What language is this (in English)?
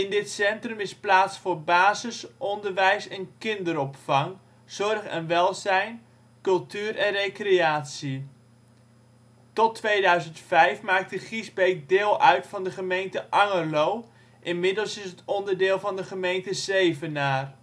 Dutch